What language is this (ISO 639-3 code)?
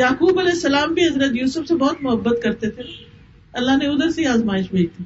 urd